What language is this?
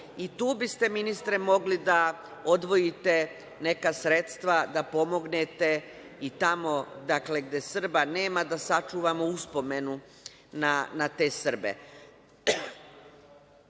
Serbian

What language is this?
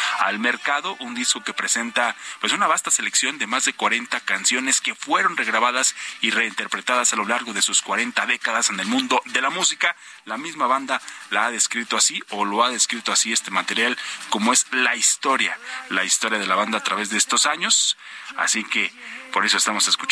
Spanish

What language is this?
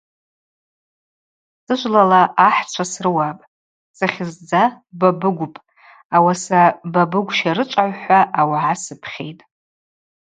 Abaza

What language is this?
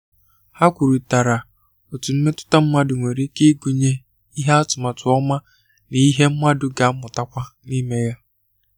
Igbo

